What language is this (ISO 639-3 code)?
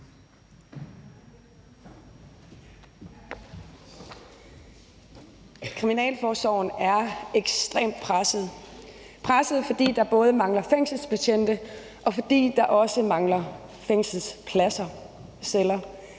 dan